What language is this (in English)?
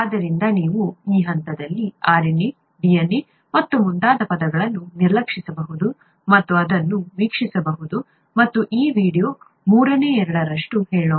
Kannada